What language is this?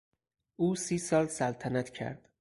Persian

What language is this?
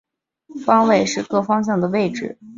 Chinese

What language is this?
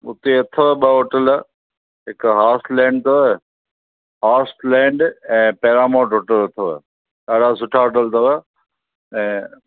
Sindhi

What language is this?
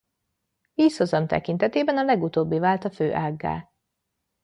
Hungarian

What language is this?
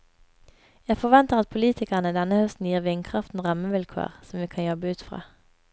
Norwegian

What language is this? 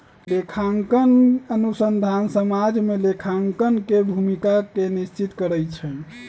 Magahi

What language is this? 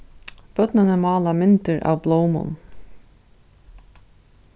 Faroese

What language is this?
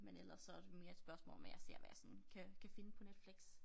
Danish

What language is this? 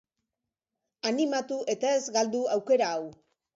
Basque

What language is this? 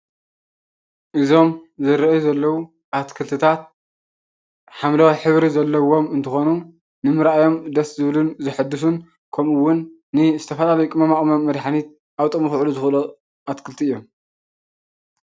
Tigrinya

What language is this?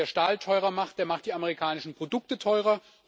German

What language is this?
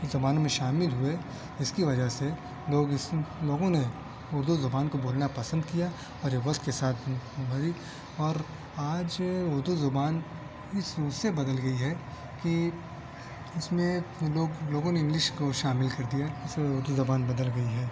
Urdu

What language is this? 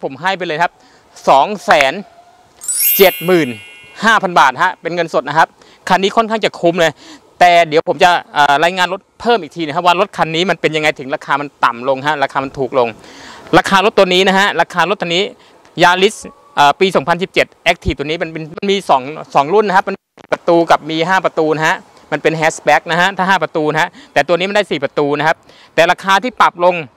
Thai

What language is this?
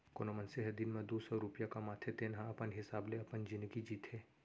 Chhattisgarhi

